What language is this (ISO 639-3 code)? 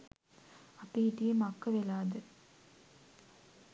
sin